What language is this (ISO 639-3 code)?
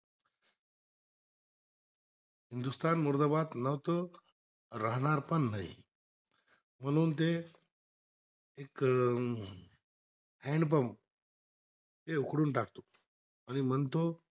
mar